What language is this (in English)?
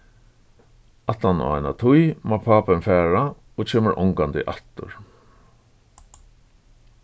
Faroese